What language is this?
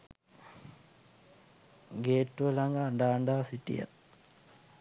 Sinhala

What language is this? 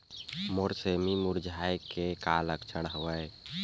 Chhattisgarhi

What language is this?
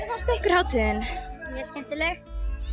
Icelandic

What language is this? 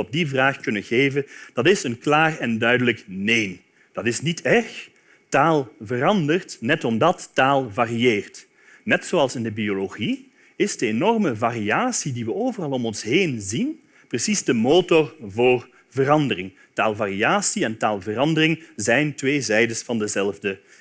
Dutch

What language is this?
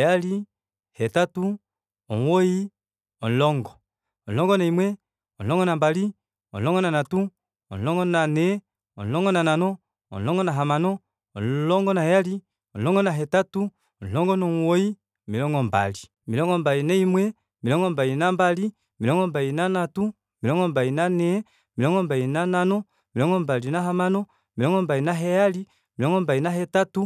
Kuanyama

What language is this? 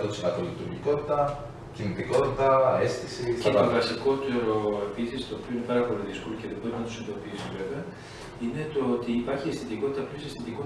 Greek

